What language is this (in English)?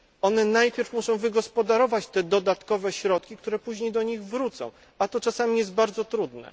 Polish